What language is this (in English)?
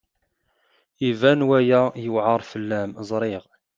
Kabyle